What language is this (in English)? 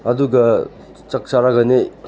Manipuri